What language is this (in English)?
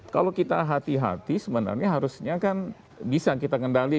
Indonesian